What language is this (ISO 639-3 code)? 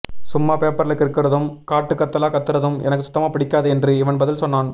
tam